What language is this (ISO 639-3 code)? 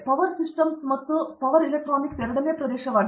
kan